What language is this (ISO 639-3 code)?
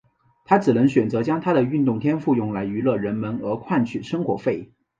zho